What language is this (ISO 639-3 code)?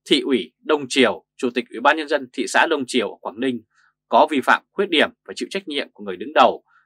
vie